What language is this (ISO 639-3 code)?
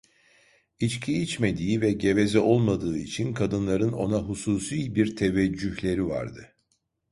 tur